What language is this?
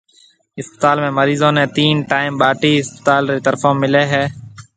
Marwari (Pakistan)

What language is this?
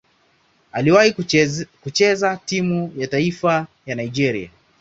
Swahili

